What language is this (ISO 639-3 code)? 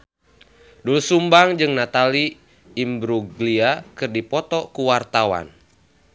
sun